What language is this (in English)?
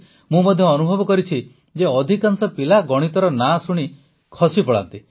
Odia